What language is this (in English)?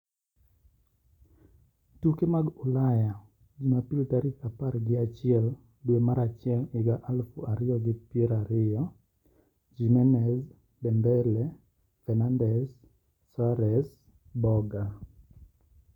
Luo (Kenya and Tanzania)